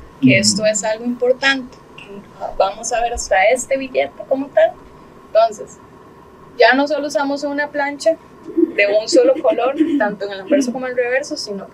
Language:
Spanish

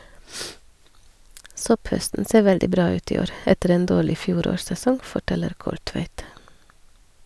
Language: Norwegian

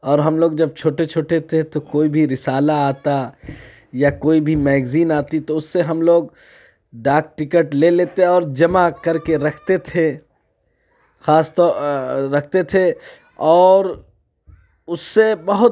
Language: Urdu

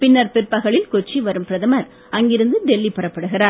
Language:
Tamil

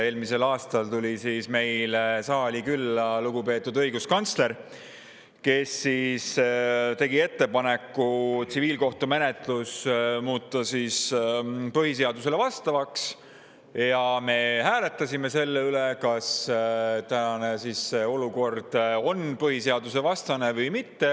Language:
Estonian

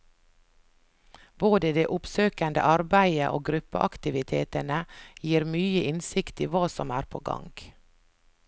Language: Norwegian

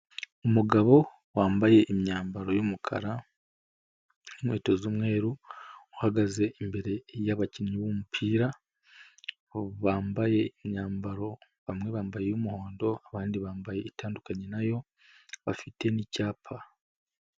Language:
Kinyarwanda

